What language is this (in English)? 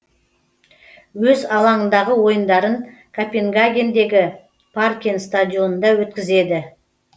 Kazakh